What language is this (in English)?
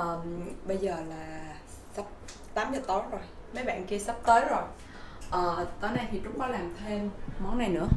Vietnamese